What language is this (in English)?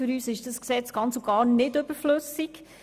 Swiss German